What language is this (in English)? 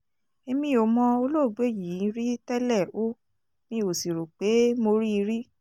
Yoruba